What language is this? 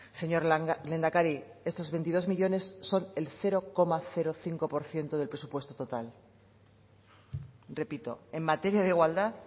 Spanish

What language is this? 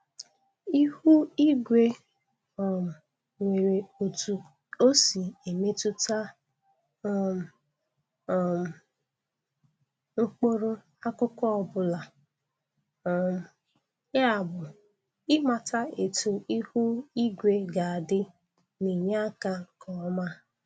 Igbo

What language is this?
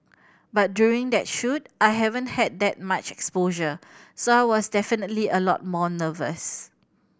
English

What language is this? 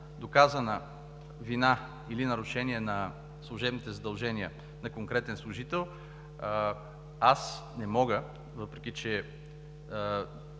Bulgarian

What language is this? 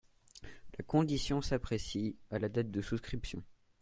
French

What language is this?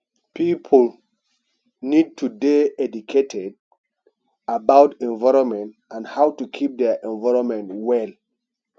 Nigerian Pidgin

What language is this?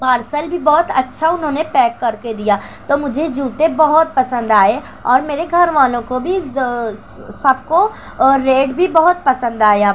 Urdu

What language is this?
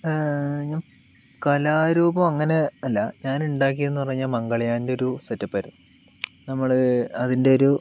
Malayalam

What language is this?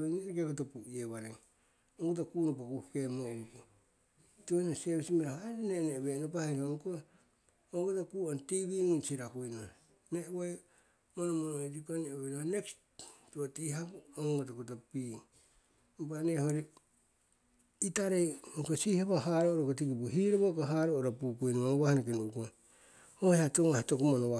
Siwai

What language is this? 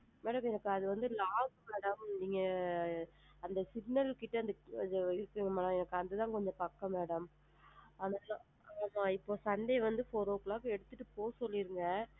Tamil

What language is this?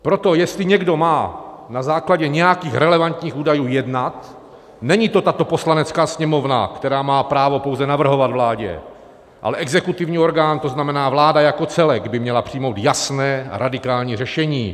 Czech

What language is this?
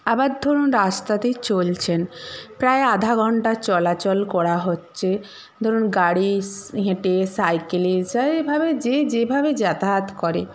Bangla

